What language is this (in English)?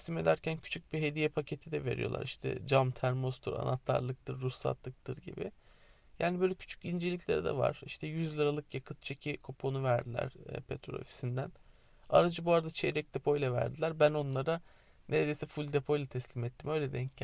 Turkish